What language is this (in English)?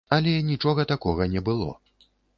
Belarusian